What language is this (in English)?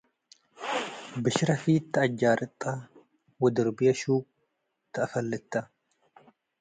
Tigre